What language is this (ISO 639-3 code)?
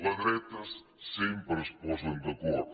cat